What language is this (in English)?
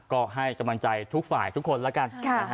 Thai